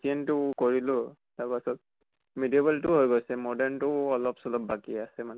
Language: Assamese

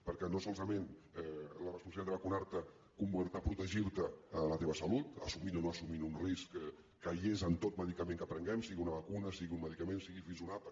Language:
Catalan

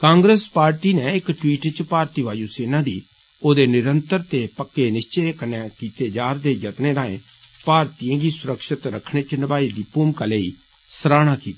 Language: Dogri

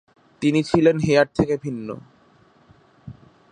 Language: Bangla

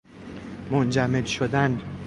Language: Persian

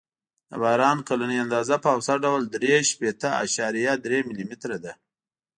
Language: Pashto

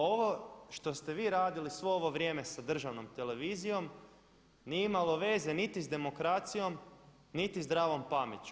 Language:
Croatian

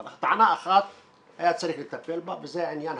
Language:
Hebrew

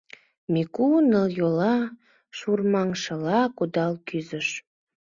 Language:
Mari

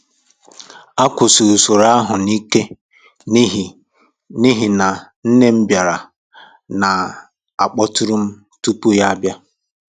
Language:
Igbo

